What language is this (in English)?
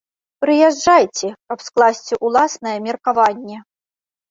Belarusian